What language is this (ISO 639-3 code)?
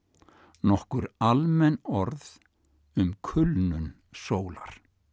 isl